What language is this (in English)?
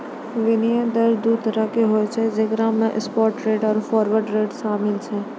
Maithili